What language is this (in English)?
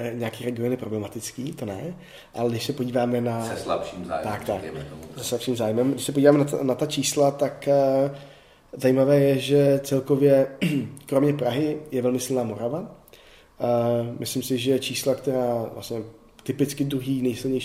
Czech